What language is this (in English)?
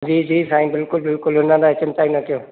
Sindhi